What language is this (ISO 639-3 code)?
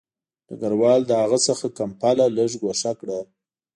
pus